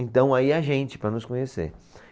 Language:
Portuguese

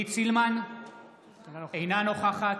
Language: Hebrew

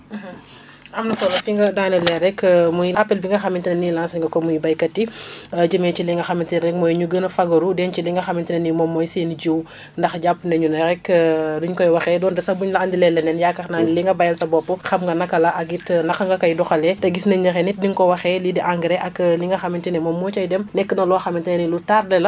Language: Wolof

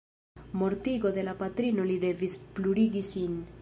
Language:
Esperanto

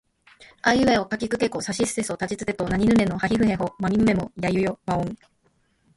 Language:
Japanese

